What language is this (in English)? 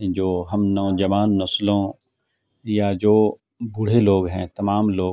Urdu